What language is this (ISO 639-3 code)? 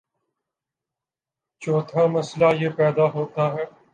urd